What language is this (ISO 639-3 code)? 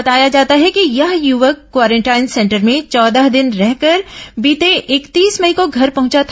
hin